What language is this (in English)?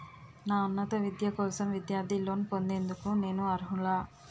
Telugu